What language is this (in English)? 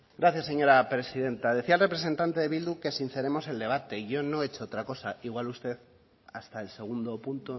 Spanish